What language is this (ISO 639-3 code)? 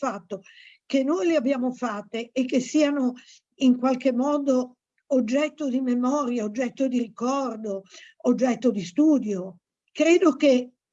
ita